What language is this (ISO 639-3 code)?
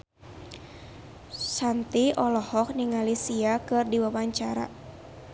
sun